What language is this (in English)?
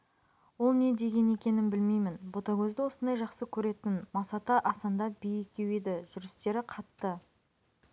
Kazakh